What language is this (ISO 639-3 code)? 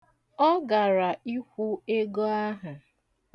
ibo